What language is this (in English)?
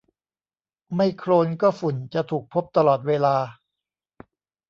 Thai